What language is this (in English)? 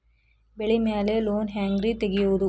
Kannada